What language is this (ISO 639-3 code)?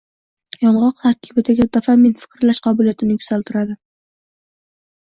uzb